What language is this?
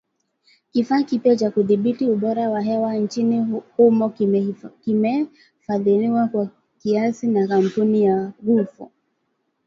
Swahili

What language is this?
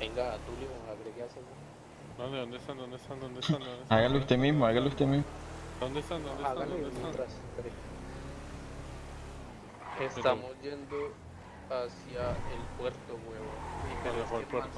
Spanish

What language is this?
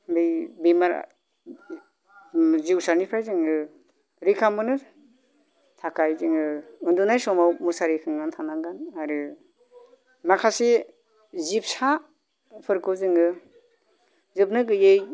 Bodo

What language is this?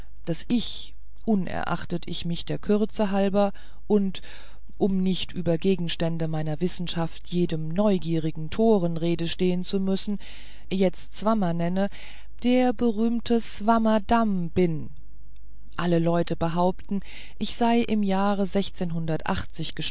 German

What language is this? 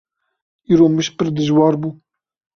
Kurdish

